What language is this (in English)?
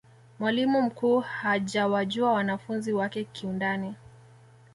Swahili